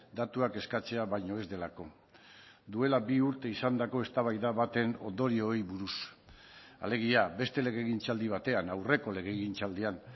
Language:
Basque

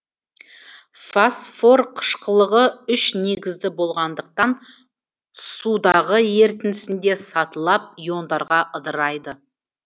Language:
Kazakh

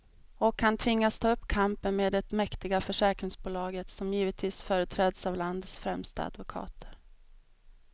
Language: Swedish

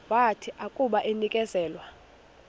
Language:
Xhosa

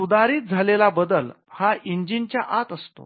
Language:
Marathi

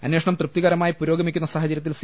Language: Malayalam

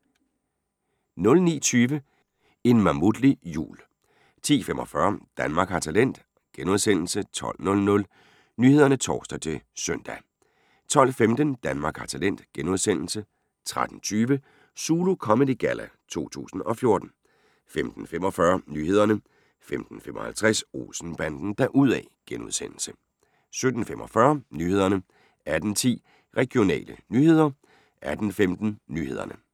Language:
Danish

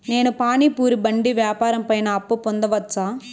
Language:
Telugu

